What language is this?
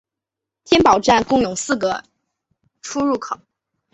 Chinese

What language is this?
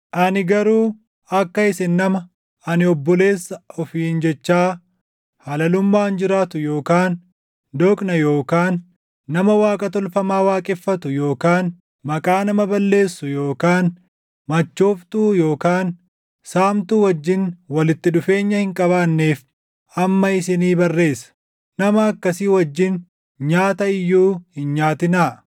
Oromo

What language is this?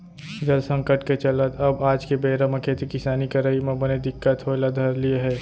Chhattisgarhi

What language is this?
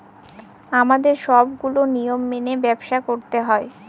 Bangla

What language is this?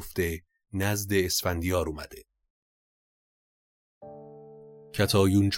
Persian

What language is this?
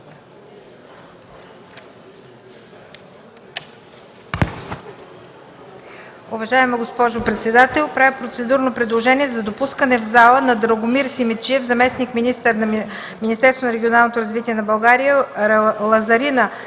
Bulgarian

